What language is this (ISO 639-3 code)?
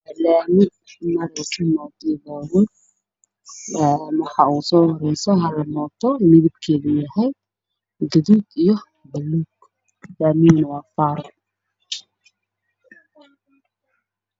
som